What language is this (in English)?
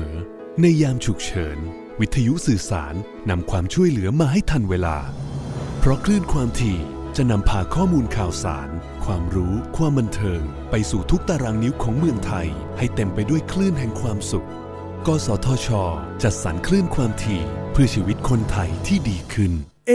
Thai